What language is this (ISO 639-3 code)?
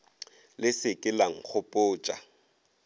nso